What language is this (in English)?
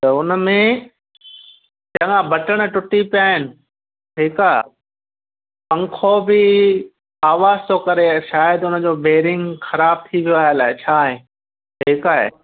Sindhi